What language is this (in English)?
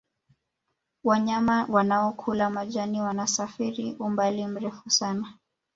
Swahili